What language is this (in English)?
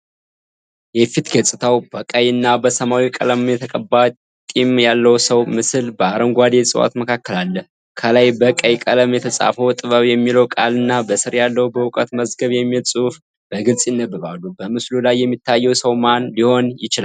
Amharic